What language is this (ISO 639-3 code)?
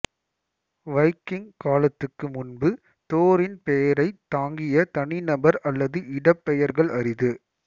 tam